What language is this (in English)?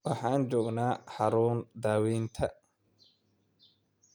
Somali